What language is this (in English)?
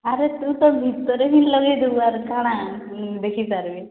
Odia